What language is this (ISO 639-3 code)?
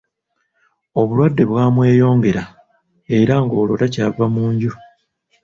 lug